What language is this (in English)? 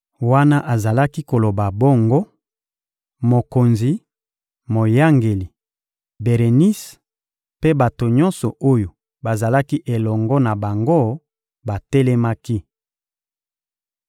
Lingala